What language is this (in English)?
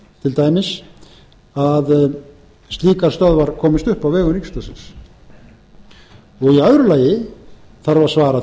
Icelandic